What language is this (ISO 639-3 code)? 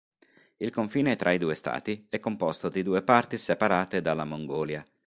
ita